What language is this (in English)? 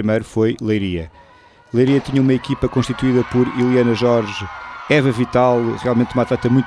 Portuguese